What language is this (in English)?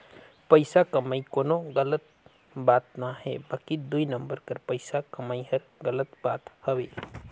Chhattisgarhi